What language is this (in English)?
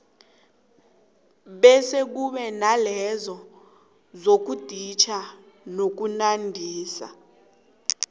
South Ndebele